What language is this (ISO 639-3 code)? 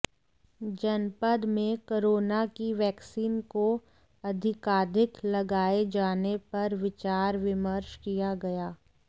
hin